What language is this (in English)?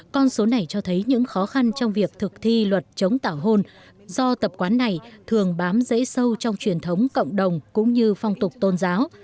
Vietnamese